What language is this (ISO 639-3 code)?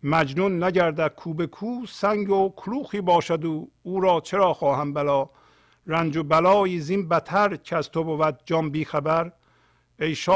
fas